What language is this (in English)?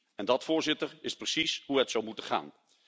Dutch